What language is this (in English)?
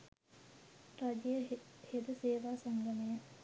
Sinhala